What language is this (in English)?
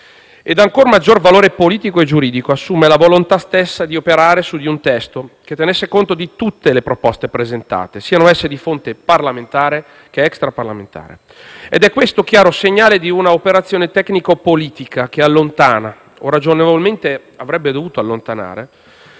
Italian